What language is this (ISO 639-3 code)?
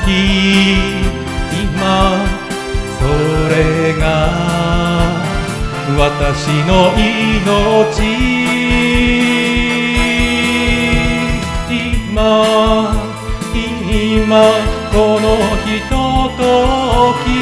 jpn